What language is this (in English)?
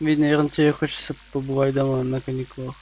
Russian